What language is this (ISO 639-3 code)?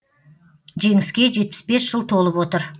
kaz